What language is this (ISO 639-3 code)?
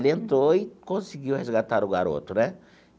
por